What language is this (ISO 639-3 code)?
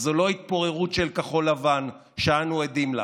heb